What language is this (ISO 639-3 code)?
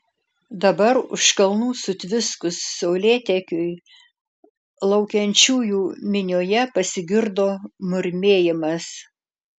lit